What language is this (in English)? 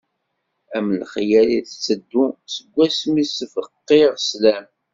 Kabyle